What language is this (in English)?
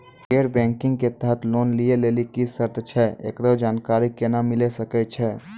Maithili